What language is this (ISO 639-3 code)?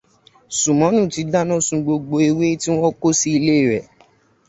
yor